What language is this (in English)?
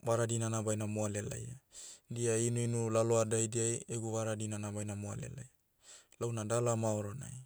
Motu